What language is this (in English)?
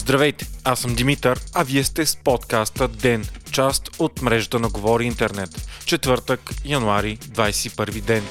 Bulgarian